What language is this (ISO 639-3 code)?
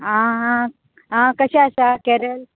kok